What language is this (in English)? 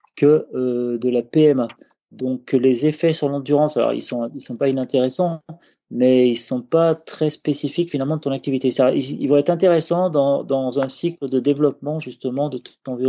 French